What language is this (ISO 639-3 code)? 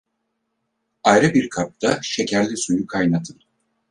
tur